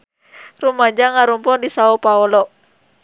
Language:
Sundanese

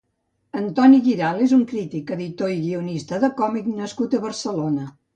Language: Catalan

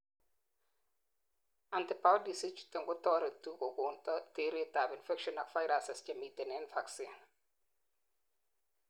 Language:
Kalenjin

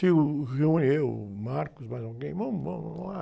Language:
Portuguese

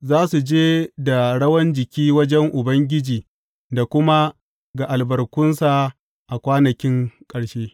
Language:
Hausa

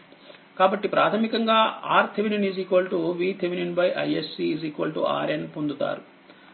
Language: Telugu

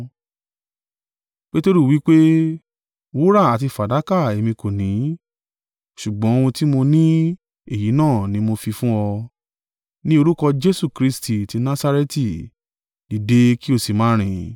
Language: Yoruba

